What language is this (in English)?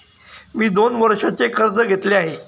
Marathi